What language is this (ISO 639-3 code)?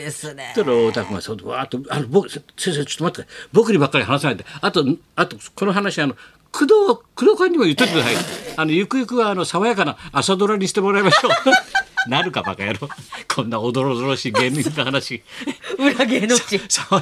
jpn